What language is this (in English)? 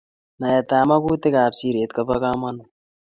Kalenjin